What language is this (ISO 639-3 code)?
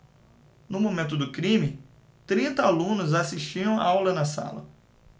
por